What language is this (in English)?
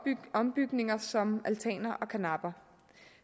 Danish